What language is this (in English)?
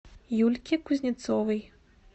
Russian